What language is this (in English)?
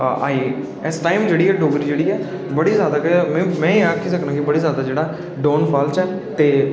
Dogri